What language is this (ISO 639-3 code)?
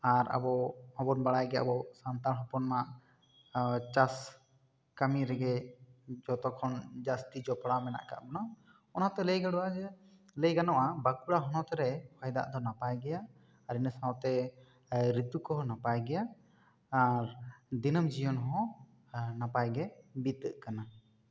sat